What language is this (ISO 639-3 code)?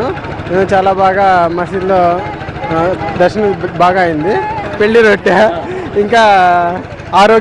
ita